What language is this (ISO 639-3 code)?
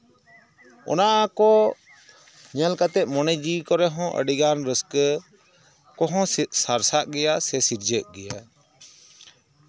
sat